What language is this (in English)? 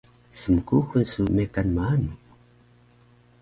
Taroko